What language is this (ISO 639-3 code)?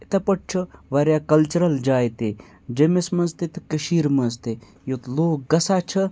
kas